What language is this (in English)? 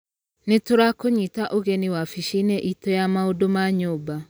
Kikuyu